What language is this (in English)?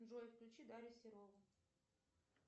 Russian